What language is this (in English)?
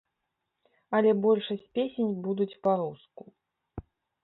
Belarusian